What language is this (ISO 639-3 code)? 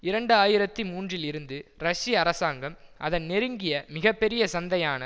tam